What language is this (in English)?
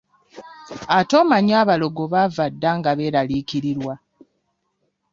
Ganda